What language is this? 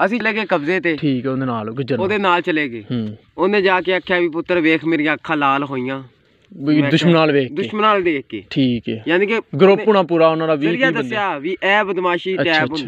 Hindi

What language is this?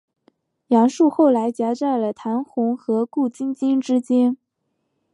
Chinese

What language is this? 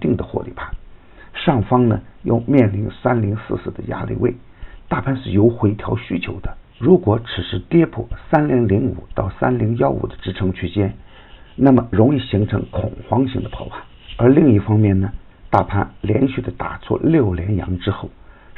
Chinese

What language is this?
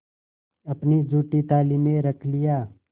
Hindi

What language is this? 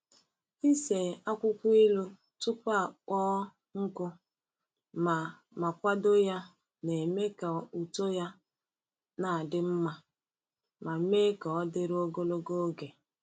Igbo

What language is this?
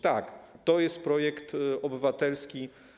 Polish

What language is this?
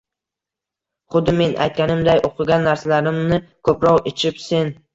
Uzbek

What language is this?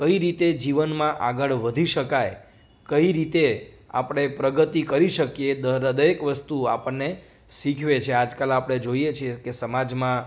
Gujarati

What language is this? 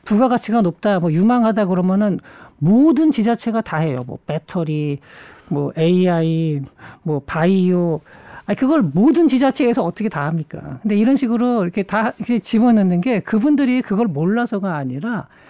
Korean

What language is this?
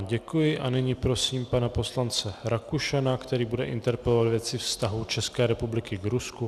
Czech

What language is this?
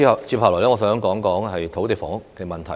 Cantonese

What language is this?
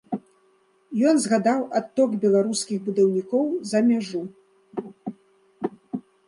Belarusian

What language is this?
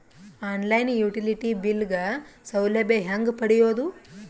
Kannada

